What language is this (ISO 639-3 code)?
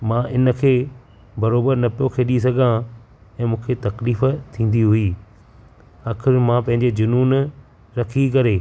snd